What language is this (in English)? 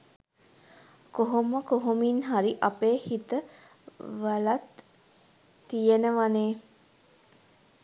Sinhala